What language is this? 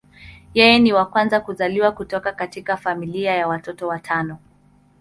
Swahili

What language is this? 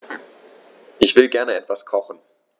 German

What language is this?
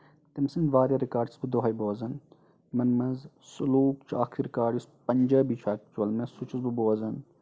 Kashmiri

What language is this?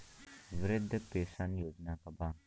Bhojpuri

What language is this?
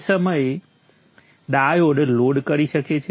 Gujarati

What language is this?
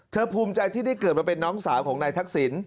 Thai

